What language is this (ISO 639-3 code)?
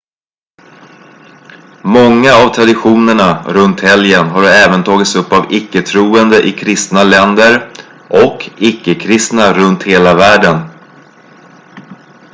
swe